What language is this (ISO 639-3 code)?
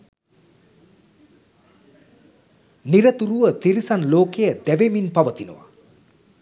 sin